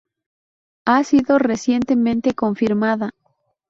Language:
Spanish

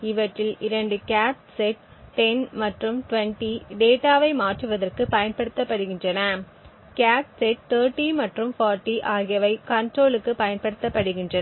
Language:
Tamil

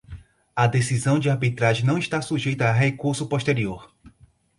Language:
Portuguese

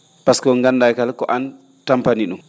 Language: Fula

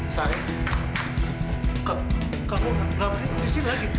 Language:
Indonesian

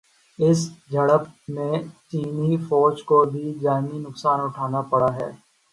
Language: Urdu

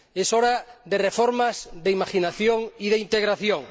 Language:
Spanish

